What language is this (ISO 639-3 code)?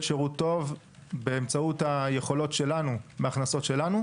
heb